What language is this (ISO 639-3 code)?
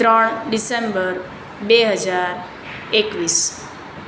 guj